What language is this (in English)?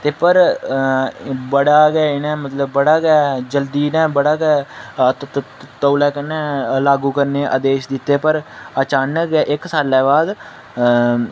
Dogri